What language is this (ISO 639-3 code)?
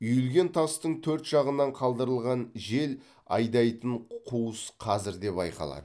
kaz